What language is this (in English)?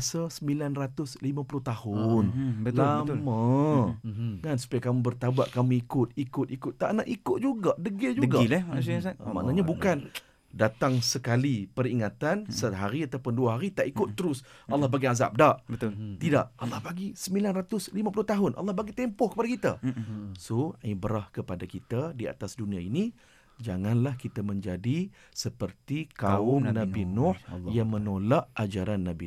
Malay